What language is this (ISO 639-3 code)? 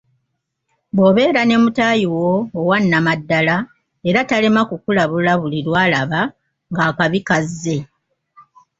lug